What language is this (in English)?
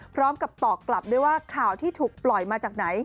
Thai